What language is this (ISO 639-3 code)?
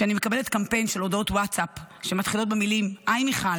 heb